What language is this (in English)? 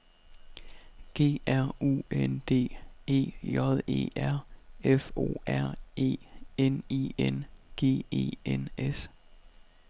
Danish